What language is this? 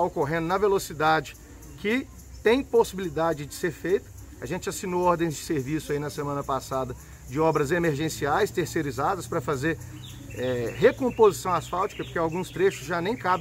Portuguese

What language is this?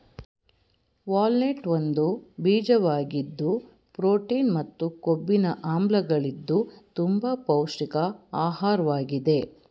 Kannada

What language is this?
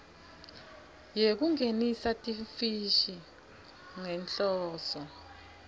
Swati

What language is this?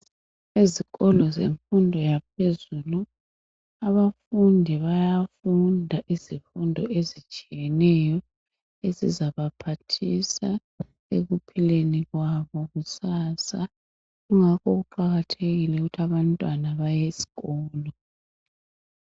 North Ndebele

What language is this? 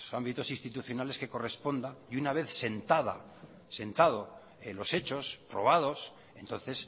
Spanish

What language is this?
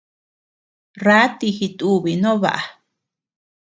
Tepeuxila Cuicatec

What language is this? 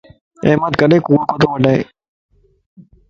Lasi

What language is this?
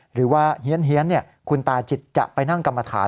Thai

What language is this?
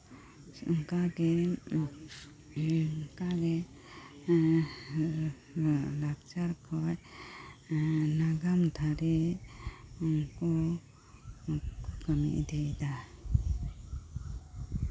Santali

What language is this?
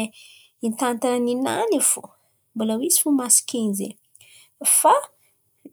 Antankarana Malagasy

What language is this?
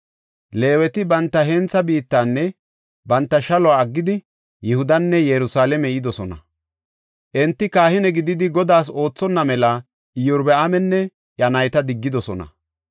Gofa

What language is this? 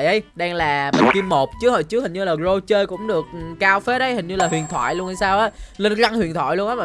Vietnamese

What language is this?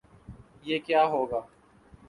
Urdu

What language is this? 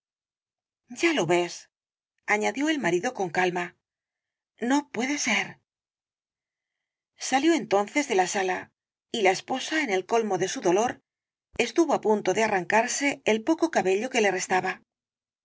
Spanish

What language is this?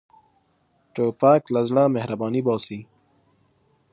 Pashto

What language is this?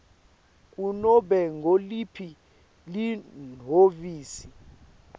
Swati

